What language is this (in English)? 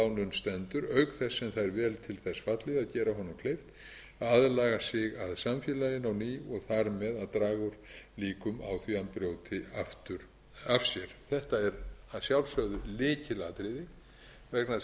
Icelandic